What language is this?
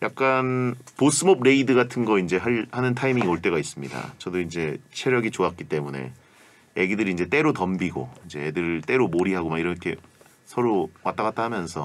Korean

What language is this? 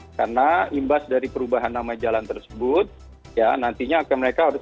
Indonesian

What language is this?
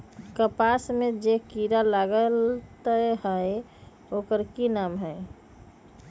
Magahi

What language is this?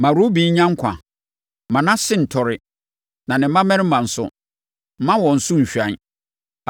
Akan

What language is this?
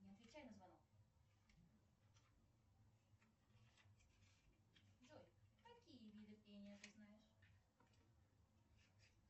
Russian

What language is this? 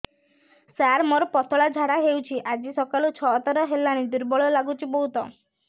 Odia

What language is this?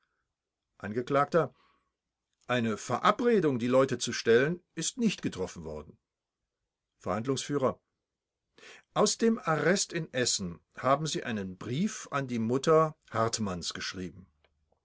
German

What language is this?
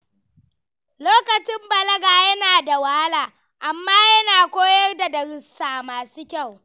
Hausa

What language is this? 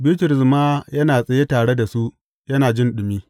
Hausa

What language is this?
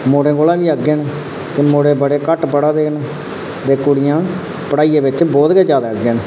Dogri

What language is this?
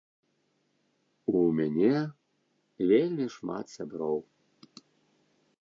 Belarusian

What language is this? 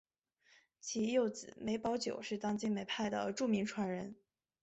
Chinese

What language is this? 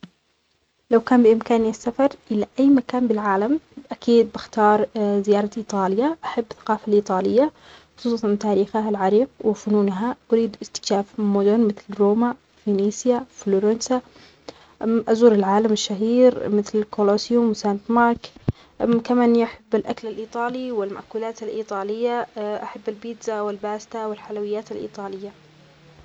Omani Arabic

